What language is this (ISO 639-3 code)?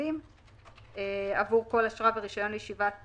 heb